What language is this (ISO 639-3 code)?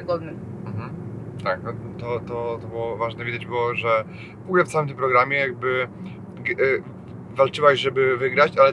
pol